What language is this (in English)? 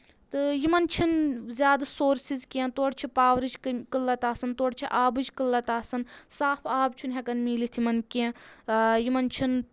Kashmiri